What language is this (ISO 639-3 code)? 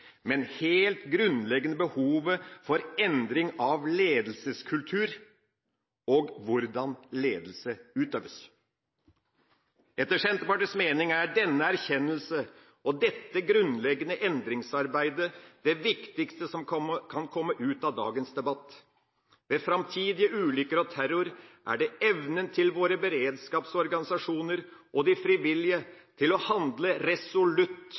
nob